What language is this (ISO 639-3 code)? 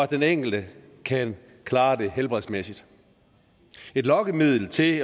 dan